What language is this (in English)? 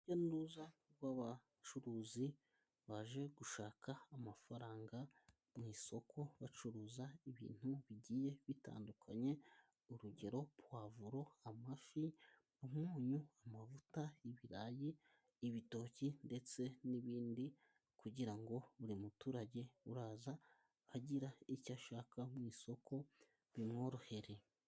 Kinyarwanda